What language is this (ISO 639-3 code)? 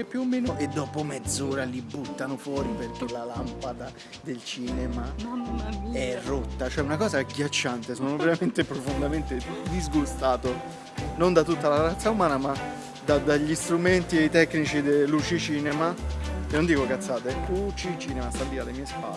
ita